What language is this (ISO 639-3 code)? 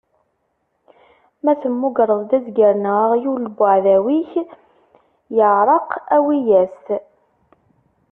kab